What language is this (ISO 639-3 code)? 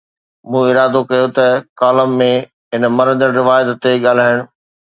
snd